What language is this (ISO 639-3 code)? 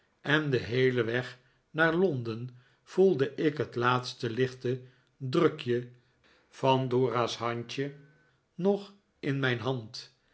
nld